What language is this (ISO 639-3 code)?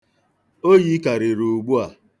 ibo